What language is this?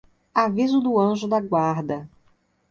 Portuguese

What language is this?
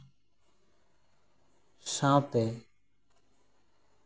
Santali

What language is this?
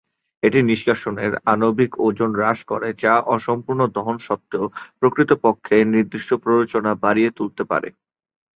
Bangla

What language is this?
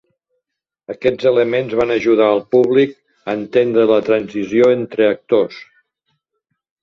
Catalan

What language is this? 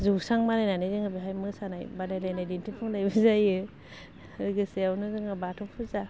Bodo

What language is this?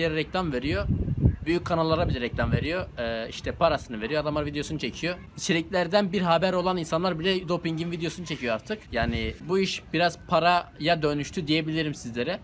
Turkish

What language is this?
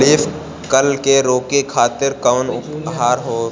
Bhojpuri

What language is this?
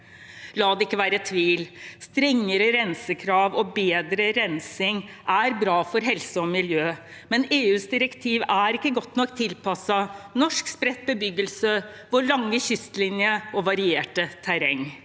Norwegian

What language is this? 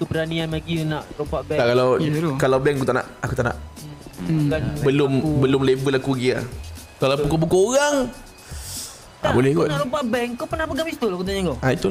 Malay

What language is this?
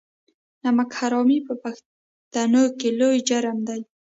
Pashto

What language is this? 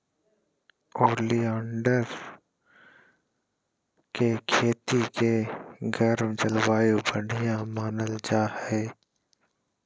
Magahi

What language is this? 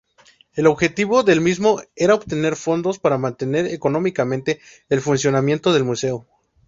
Spanish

